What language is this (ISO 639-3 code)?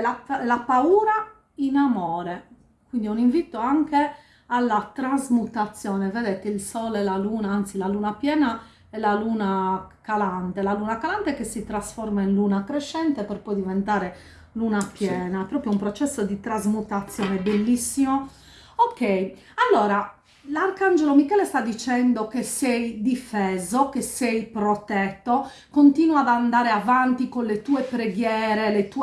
ita